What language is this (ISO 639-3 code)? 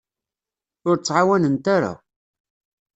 kab